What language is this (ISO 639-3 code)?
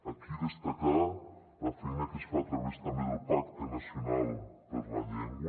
cat